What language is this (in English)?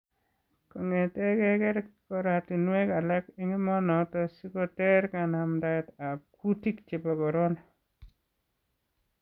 Kalenjin